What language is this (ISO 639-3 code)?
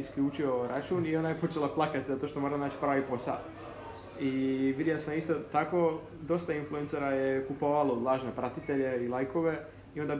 hrv